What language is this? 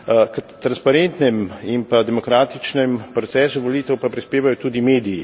Slovenian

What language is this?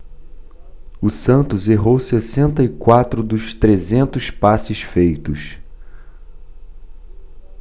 Portuguese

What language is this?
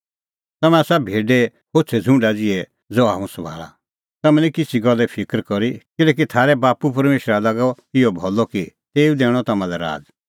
Kullu Pahari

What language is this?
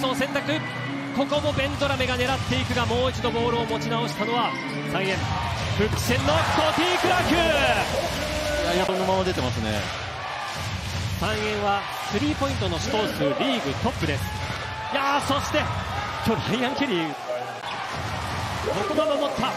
Japanese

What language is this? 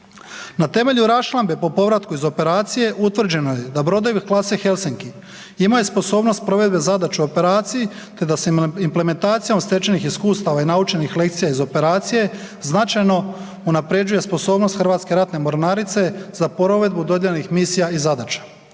Croatian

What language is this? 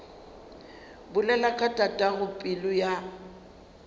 Northern Sotho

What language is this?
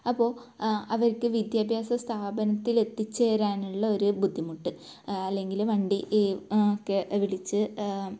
Malayalam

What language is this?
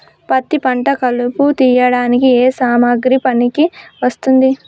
Telugu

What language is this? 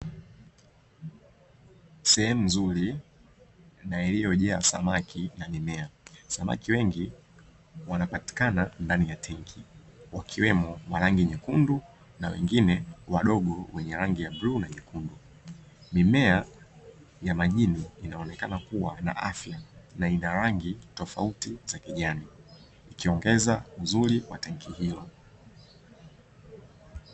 Swahili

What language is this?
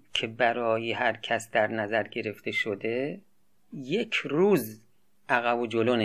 Persian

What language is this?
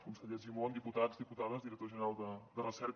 Catalan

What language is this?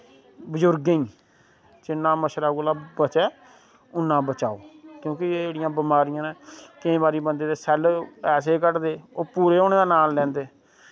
Dogri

